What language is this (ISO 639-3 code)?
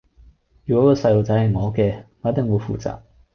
yue